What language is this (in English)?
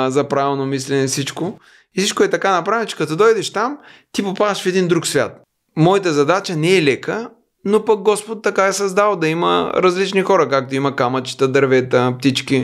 Bulgarian